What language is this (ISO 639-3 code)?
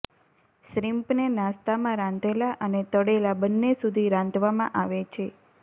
guj